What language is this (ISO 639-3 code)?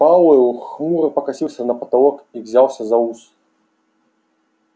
rus